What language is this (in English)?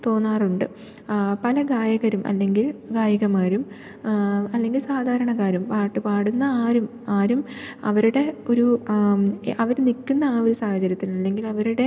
Malayalam